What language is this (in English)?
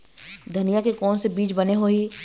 Chhattisgarhi